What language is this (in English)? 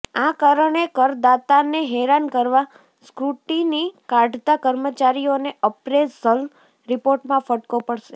Gujarati